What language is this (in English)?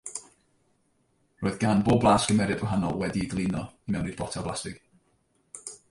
Welsh